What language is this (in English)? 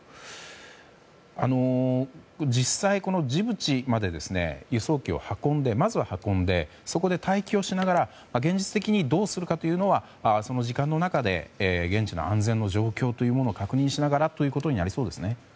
Japanese